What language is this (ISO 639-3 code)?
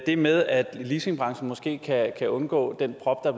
dan